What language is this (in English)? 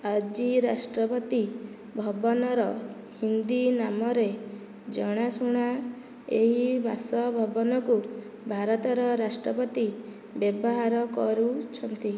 Odia